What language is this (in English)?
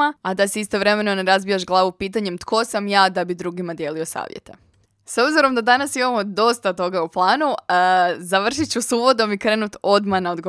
Croatian